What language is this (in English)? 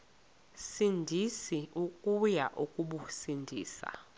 Xhosa